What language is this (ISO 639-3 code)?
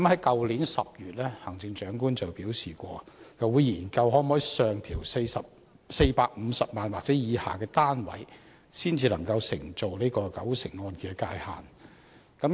yue